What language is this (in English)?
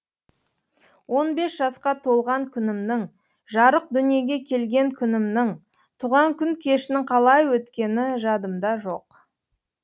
Kazakh